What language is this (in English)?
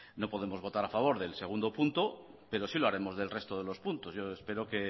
Spanish